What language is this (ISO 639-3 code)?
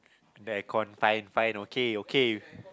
eng